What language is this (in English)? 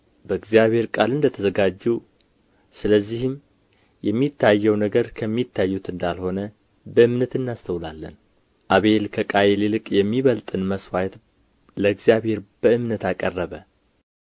Amharic